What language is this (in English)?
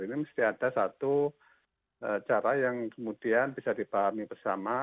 Indonesian